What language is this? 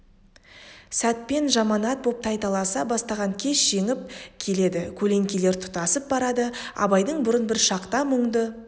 Kazakh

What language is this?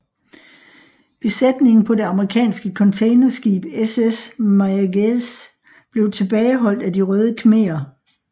Danish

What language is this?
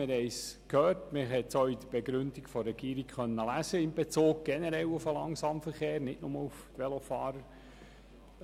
Swiss German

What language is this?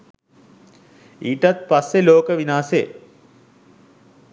Sinhala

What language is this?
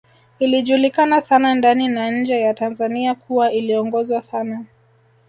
Swahili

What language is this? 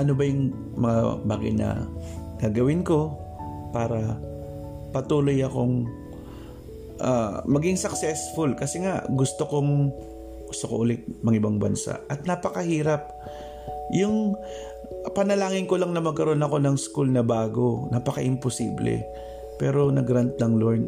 Filipino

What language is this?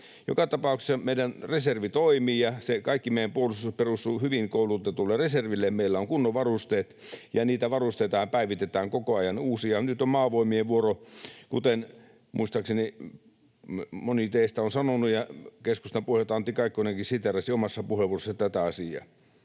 Finnish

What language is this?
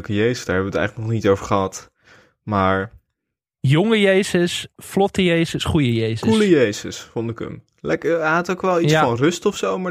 Dutch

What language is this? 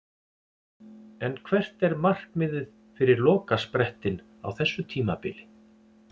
Icelandic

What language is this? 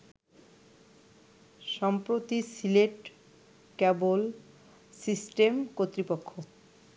Bangla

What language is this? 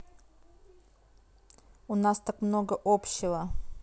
Russian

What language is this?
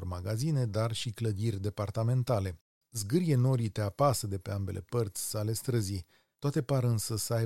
Romanian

